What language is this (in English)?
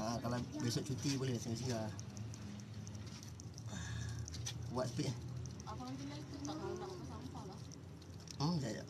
Malay